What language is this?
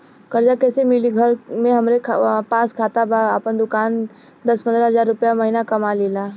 Bhojpuri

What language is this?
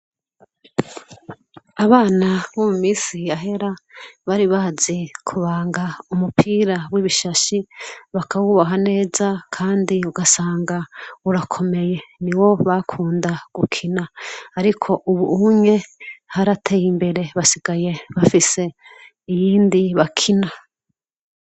Rundi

